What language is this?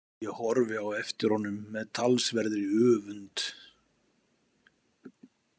Icelandic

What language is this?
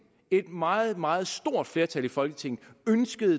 Danish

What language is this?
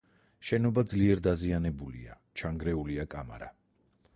Georgian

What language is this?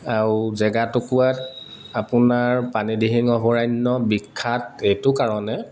Assamese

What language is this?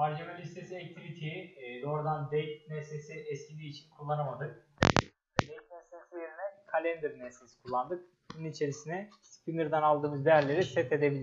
Turkish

